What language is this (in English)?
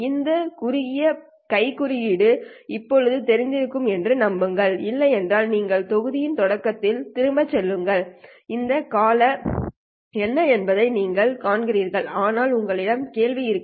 Tamil